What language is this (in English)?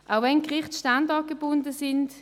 Swiss German